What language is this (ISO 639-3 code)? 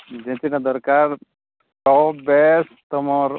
ori